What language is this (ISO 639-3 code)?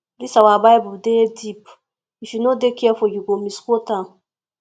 pcm